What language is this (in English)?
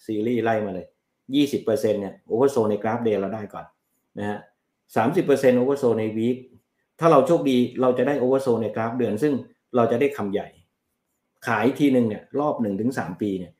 Thai